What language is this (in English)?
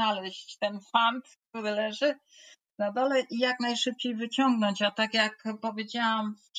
Polish